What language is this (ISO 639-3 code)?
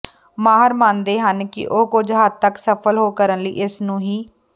pan